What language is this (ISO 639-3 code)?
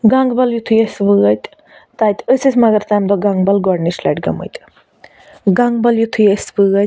kas